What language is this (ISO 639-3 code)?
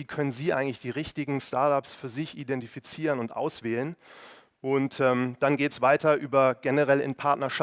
deu